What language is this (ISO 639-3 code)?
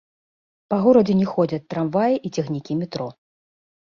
bel